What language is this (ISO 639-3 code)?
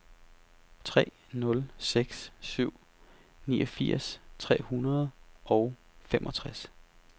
dan